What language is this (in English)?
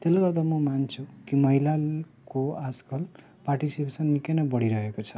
Nepali